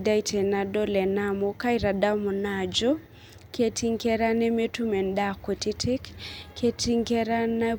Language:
Masai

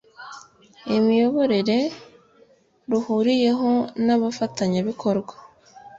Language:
Kinyarwanda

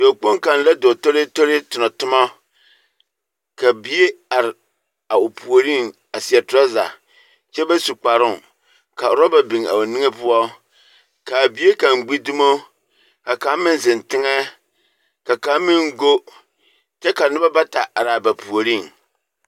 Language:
Southern Dagaare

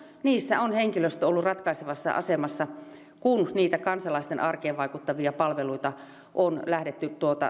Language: Finnish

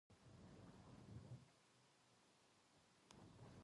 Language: Japanese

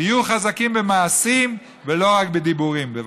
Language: Hebrew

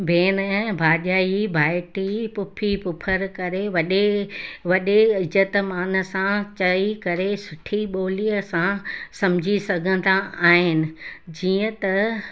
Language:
Sindhi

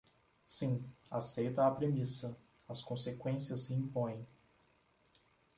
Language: Portuguese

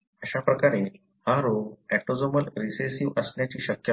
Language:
Marathi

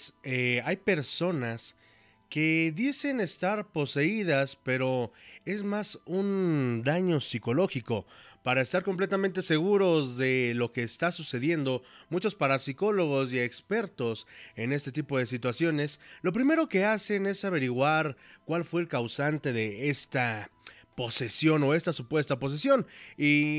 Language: Spanish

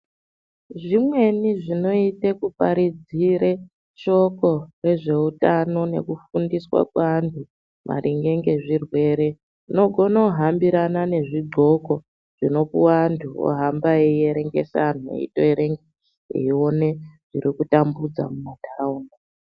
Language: Ndau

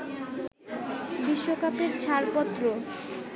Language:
Bangla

